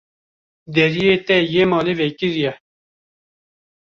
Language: Kurdish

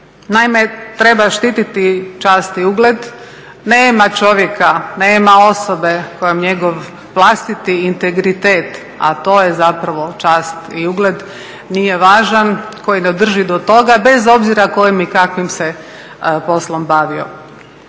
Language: Croatian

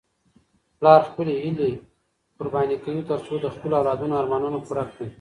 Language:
Pashto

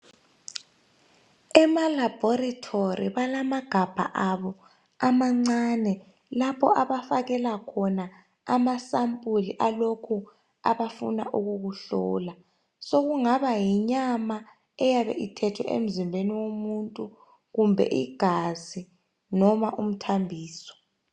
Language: North Ndebele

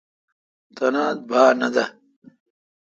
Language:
Kalkoti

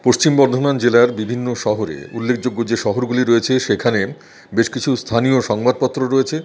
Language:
Bangla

